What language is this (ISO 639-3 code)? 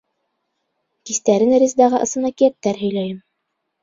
bak